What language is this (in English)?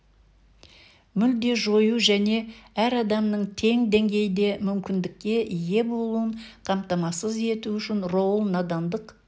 Kazakh